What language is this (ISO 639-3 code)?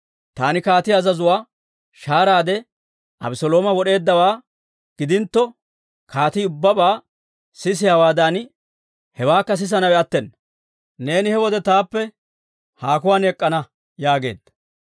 dwr